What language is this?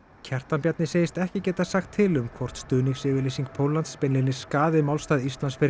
Icelandic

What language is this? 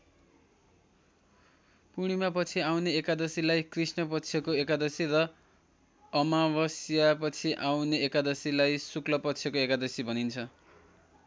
Nepali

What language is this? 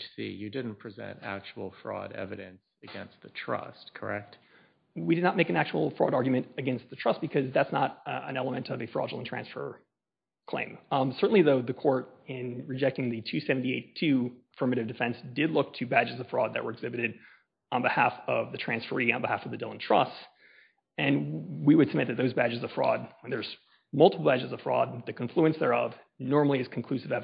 English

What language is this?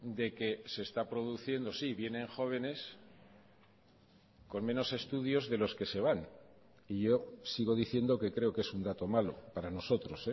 Spanish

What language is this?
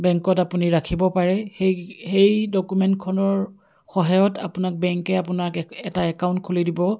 Assamese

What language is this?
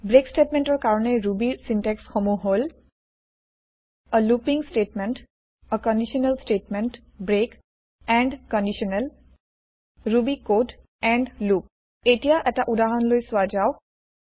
Assamese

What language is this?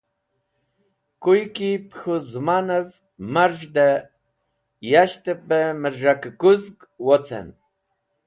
Wakhi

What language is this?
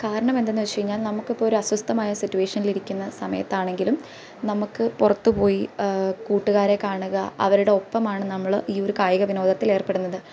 Malayalam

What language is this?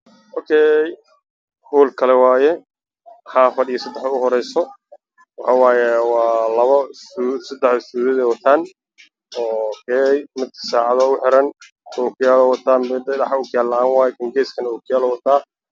Somali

